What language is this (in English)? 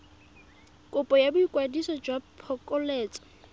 Tswana